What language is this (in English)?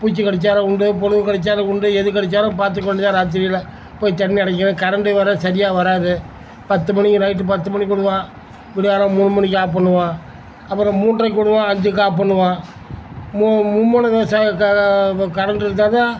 Tamil